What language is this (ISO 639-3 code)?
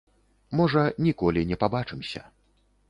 bel